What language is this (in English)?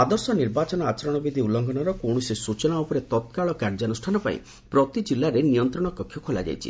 Odia